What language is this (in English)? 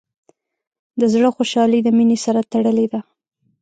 Pashto